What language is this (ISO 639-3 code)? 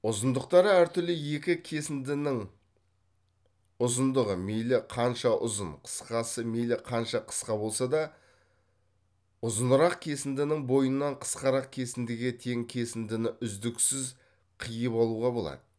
kaz